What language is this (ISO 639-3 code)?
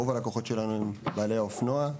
heb